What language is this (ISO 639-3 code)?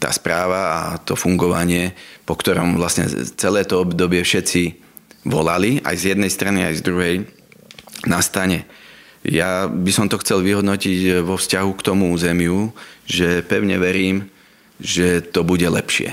slk